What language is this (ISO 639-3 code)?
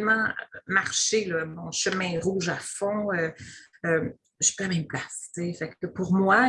fra